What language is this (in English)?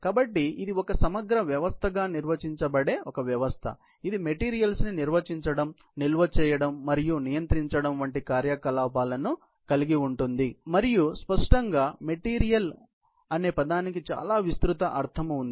Telugu